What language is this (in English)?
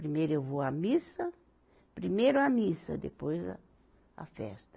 Portuguese